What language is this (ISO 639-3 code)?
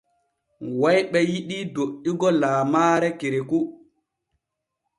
fue